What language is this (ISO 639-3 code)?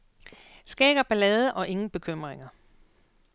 dan